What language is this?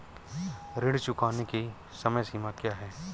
Hindi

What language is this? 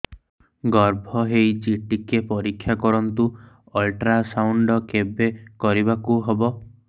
Odia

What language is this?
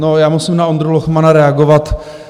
Czech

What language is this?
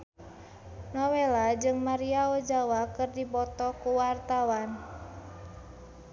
Sundanese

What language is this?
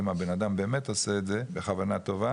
Hebrew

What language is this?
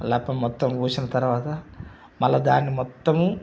Telugu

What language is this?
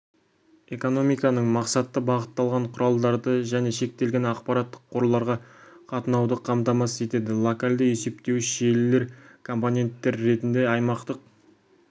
Kazakh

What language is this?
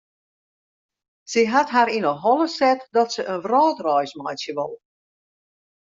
Western Frisian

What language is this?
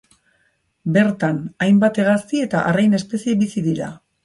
Basque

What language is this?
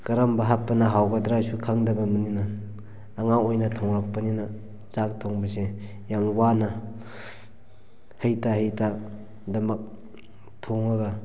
Manipuri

